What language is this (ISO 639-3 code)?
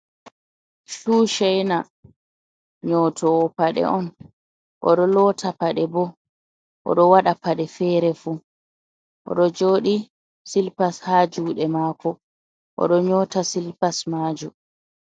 ful